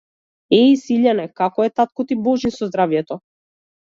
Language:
Macedonian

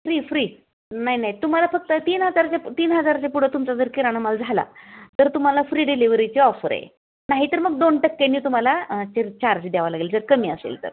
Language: Marathi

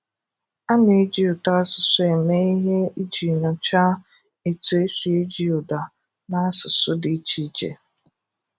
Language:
Igbo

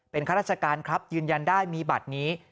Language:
Thai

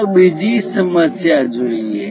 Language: Gujarati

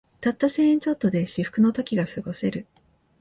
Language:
Japanese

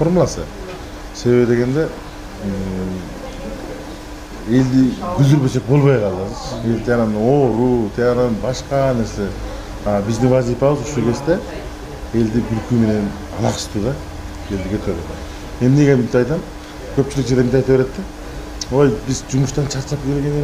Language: Turkish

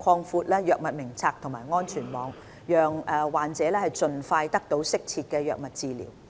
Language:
Cantonese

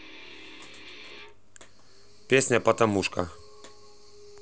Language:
Russian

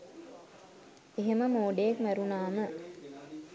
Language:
Sinhala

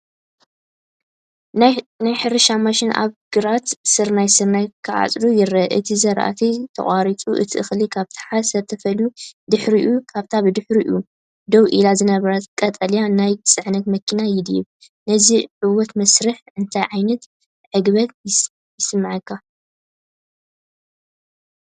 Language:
Tigrinya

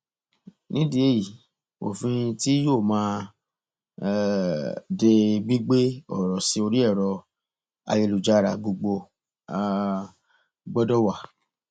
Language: Yoruba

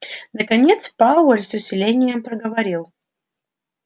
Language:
Russian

